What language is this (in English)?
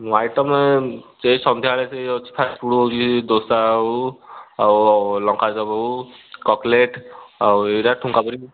Odia